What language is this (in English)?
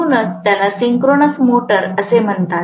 Marathi